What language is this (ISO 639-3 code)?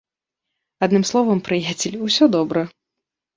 bel